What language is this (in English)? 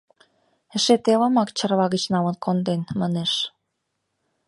Mari